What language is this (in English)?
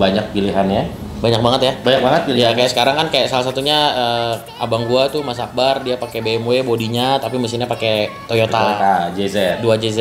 Indonesian